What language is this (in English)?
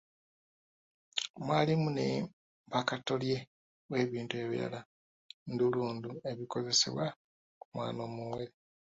Ganda